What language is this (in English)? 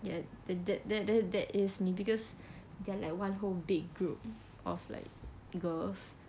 English